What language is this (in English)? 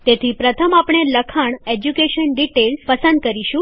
Gujarati